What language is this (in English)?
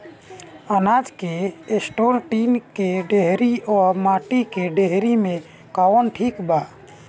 Bhojpuri